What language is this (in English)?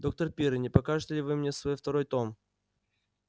Russian